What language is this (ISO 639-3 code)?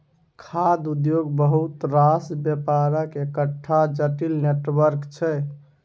mai